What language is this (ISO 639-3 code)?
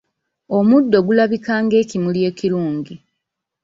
lug